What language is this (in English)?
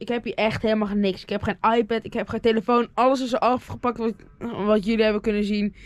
Dutch